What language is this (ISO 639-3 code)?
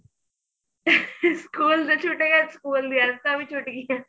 pan